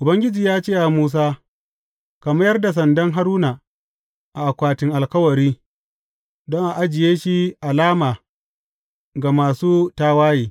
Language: Hausa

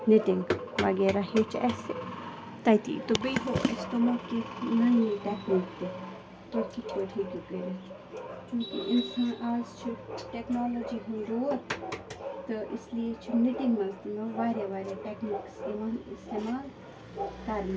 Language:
Kashmiri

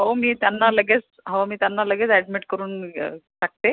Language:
Marathi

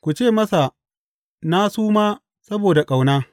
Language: Hausa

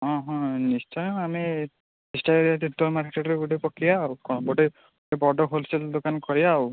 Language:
Odia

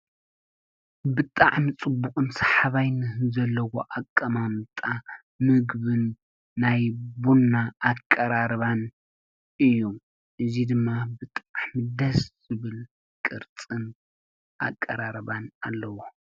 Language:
Tigrinya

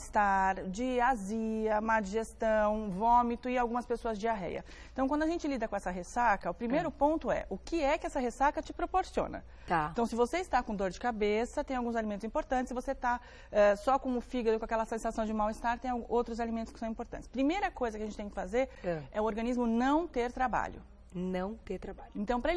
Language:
Portuguese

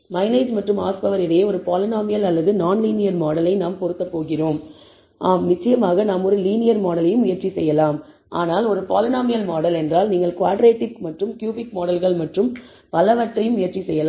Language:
Tamil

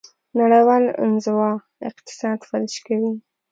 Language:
Pashto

